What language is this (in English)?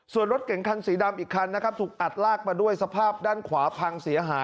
Thai